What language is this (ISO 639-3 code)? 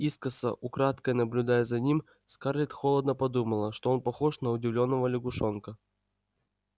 rus